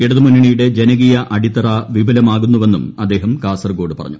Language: Malayalam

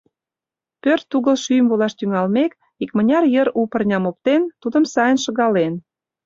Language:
Mari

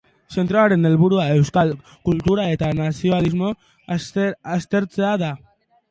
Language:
Basque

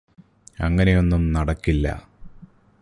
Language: Malayalam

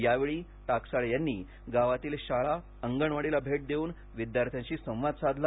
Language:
Marathi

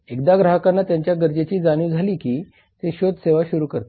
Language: Marathi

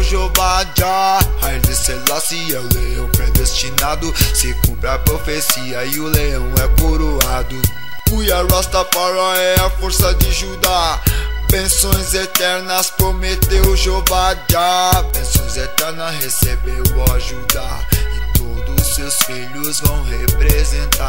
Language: Romanian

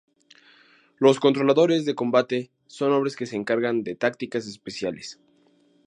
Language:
Spanish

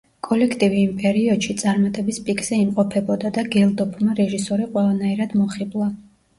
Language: Georgian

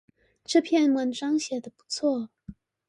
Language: Chinese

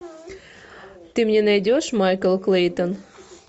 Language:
Russian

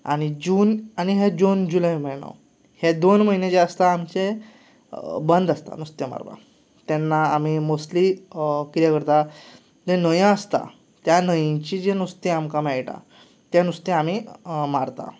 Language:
Konkani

